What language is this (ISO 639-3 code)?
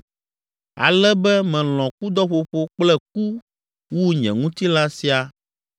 ewe